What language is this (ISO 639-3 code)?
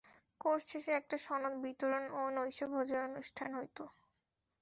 ben